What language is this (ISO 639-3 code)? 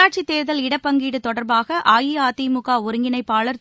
tam